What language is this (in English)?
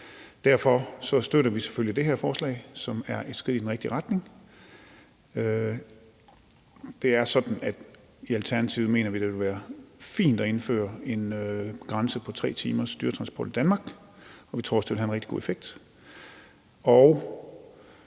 Danish